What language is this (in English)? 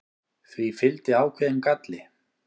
Icelandic